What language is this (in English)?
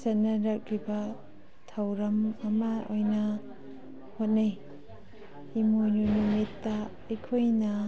Manipuri